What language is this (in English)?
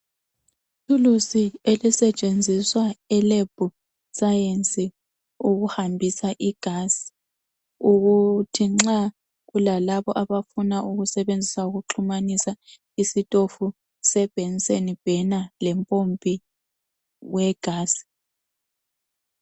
North Ndebele